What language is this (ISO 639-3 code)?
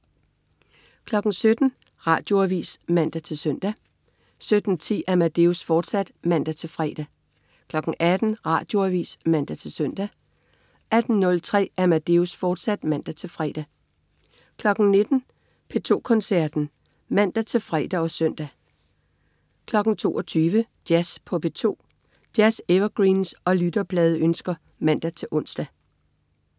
dan